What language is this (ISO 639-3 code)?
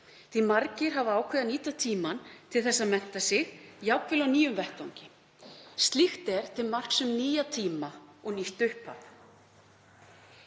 isl